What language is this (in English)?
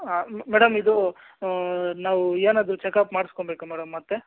Kannada